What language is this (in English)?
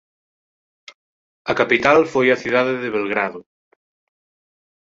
Galician